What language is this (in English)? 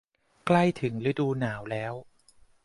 Thai